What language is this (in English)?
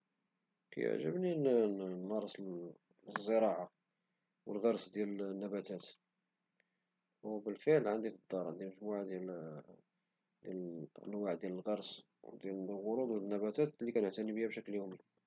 Moroccan Arabic